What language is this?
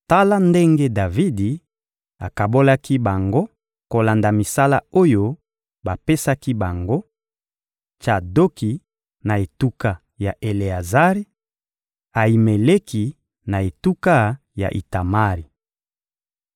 Lingala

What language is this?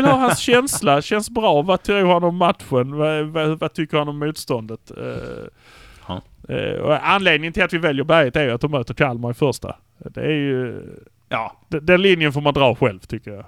Swedish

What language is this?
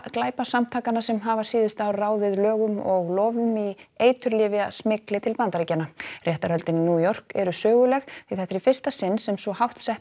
Icelandic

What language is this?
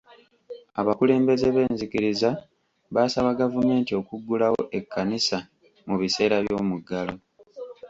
Ganda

